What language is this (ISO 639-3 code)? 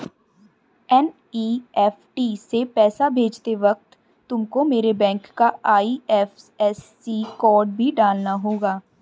hin